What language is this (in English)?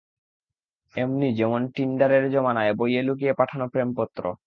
Bangla